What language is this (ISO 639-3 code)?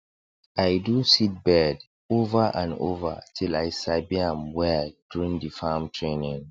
pcm